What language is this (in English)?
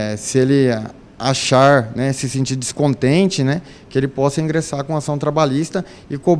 Portuguese